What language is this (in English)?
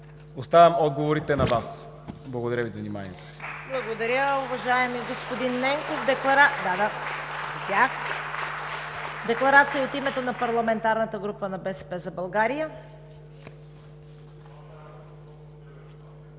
Bulgarian